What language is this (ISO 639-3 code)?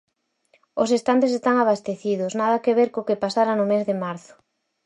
glg